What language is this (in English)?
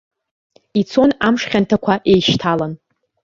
Abkhazian